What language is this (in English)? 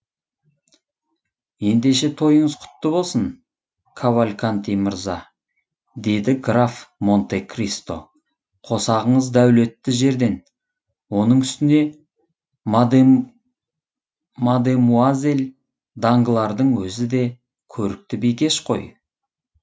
Kazakh